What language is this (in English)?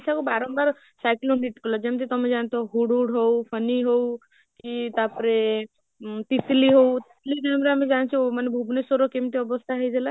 Odia